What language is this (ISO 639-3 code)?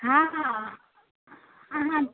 mai